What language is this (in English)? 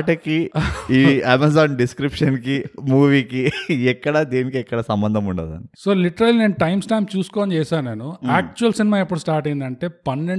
Telugu